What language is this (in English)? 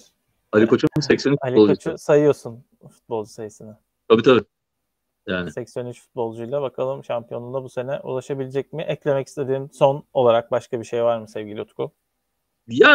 Turkish